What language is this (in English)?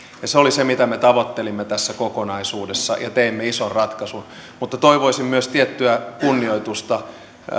Finnish